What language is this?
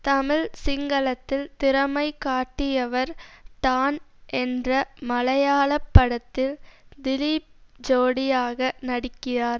Tamil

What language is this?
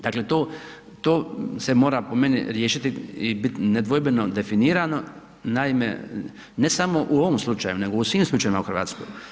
Croatian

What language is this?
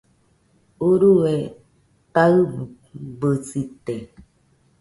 Nüpode Huitoto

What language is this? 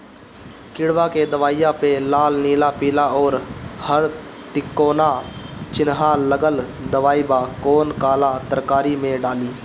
Bhojpuri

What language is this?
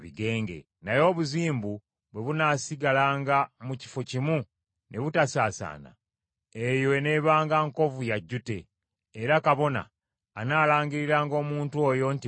Ganda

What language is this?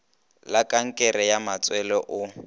Northern Sotho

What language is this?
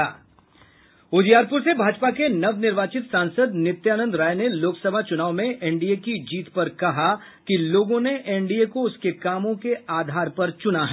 Hindi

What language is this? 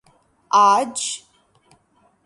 Urdu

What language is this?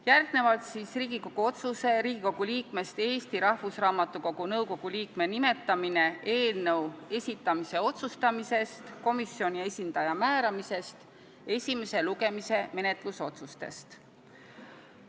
Estonian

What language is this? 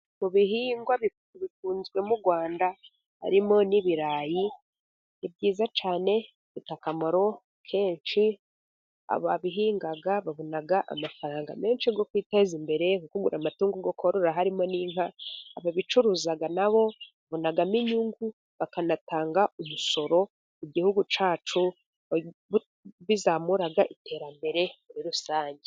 Kinyarwanda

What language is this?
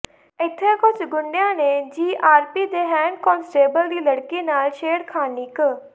Punjabi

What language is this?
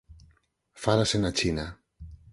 Galician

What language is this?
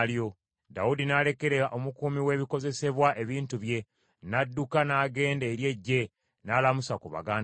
Ganda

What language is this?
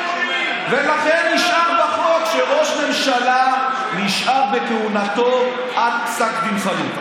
Hebrew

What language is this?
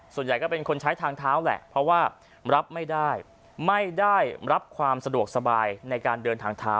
Thai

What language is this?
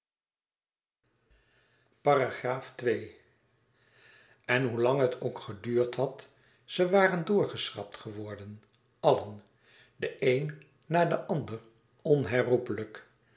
Dutch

